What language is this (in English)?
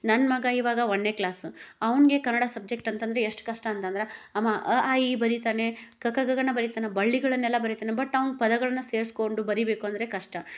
Kannada